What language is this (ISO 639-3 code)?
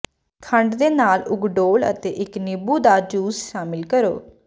pan